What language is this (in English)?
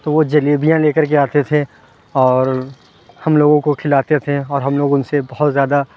Urdu